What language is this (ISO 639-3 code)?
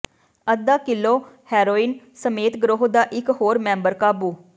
pan